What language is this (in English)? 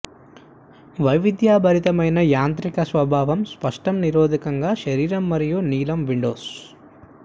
Telugu